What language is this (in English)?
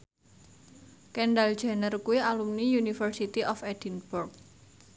Javanese